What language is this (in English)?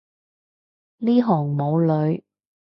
Cantonese